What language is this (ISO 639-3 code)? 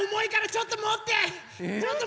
jpn